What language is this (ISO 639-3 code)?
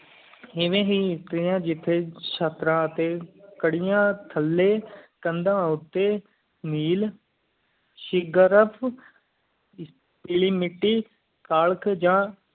pan